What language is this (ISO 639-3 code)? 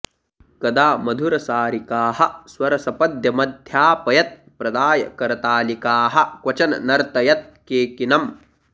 san